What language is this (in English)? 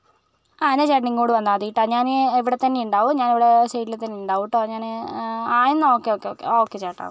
Malayalam